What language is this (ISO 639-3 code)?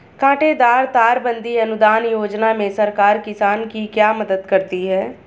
hin